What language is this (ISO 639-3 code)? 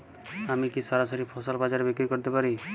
ben